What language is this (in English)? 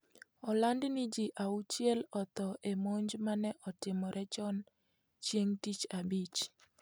Luo (Kenya and Tanzania)